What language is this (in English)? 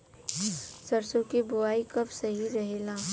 Bhojpuri